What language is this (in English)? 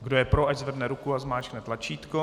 Czech